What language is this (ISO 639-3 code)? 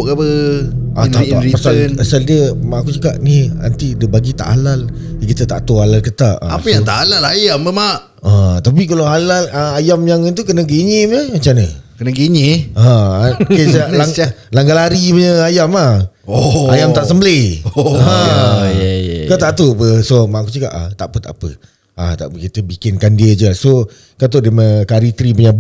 msa